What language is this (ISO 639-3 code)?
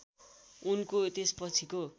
nep